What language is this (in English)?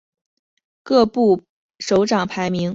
Chinese